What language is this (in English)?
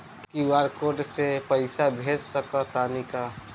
Bhojpuri